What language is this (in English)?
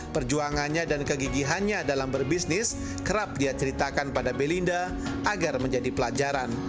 Indonesian